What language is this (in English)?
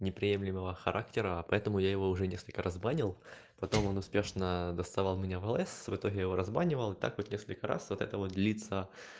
Russian